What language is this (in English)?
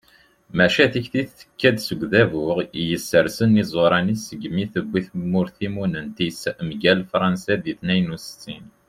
Kabyle